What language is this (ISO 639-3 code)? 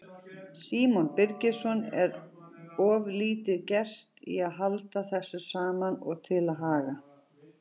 isl